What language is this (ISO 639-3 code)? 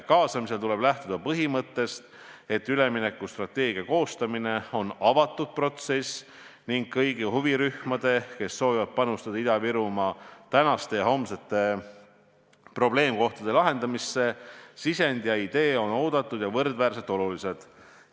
est